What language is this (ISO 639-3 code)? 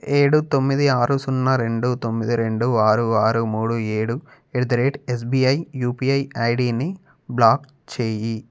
tel